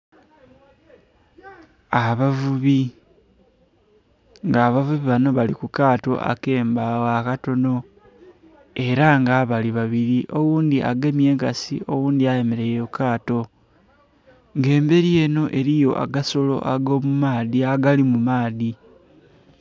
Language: Soga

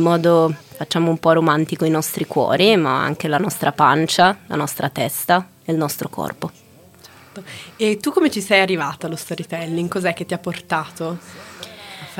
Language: Italian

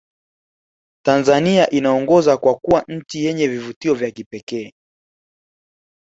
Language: Swahili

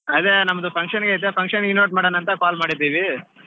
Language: Kannada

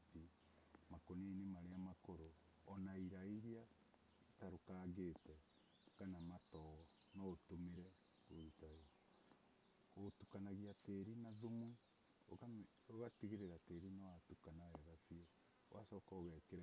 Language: Kikuyu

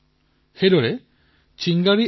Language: Assamese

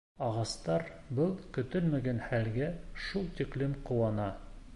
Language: Bashkir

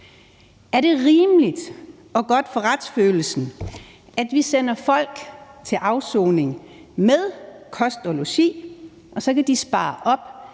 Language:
Danish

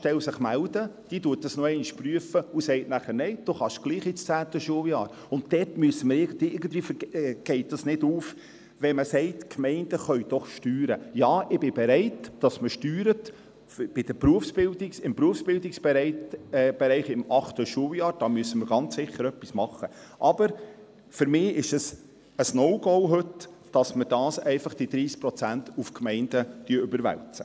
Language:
Swiss German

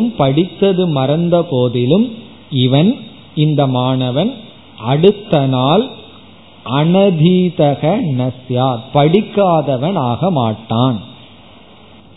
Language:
Tamil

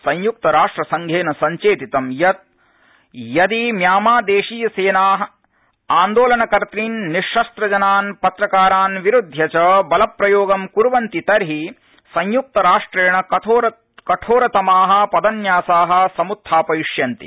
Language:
Sanskrit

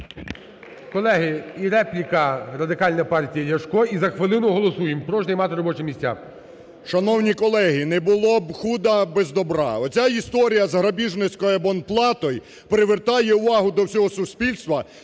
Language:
Ukrainian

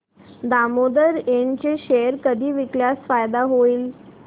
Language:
Marathi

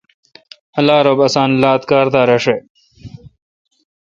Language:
Kalkoti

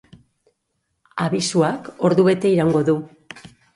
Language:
Basque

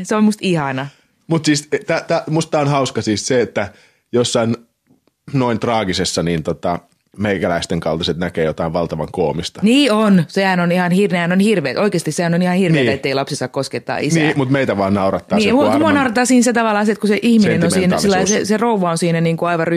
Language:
Finnish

